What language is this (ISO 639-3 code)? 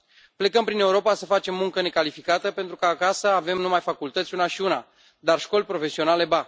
ron